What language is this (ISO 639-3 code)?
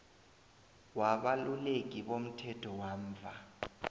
nbl